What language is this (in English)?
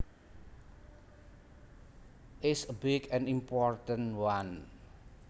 Javanese